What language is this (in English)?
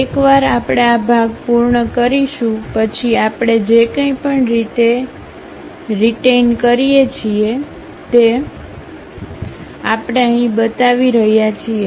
Gujarati